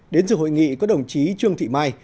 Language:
Vietnamese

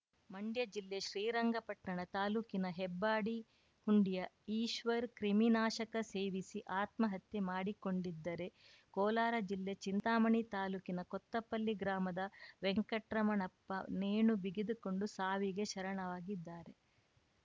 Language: Kannada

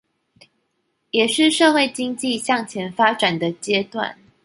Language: Chinese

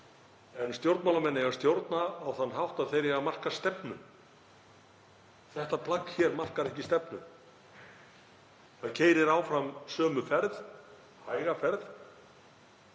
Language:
Icelandic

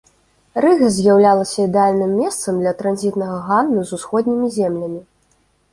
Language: Belarusian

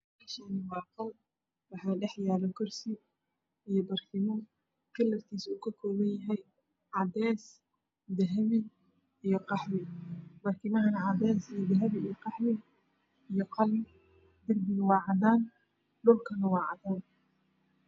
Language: Somali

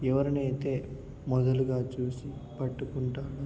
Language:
Telugu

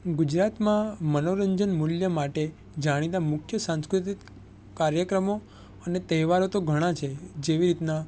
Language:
Gujarati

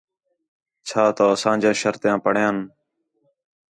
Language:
Khetrani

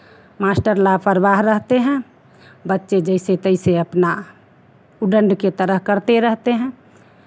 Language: Hindi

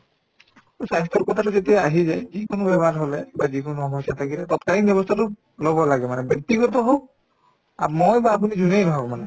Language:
Assamese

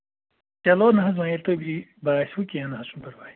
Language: Kashmiri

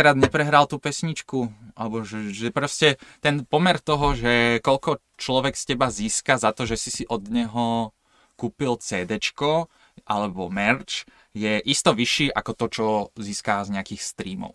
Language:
Slovak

